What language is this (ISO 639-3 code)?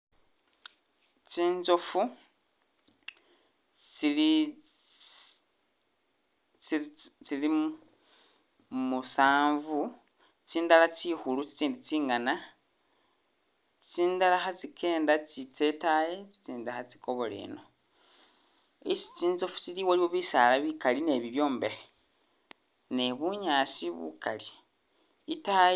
myx